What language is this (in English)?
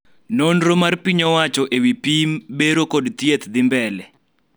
Luo (Kenya and Tanzania)